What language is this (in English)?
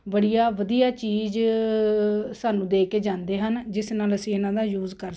Punjabi